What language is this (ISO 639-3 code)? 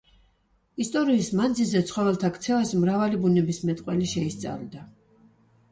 kat